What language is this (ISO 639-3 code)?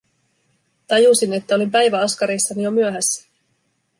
fin